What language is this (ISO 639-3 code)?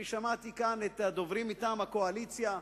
heb